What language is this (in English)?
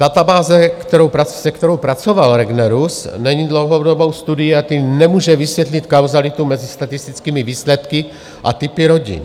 Czech